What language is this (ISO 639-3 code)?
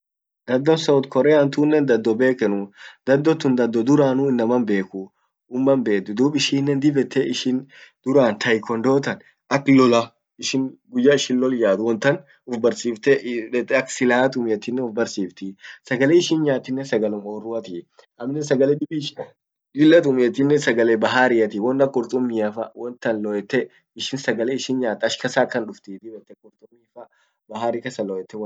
orc